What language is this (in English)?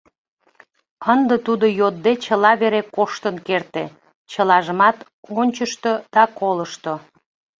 Mari